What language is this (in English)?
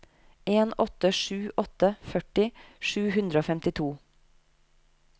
Norwegian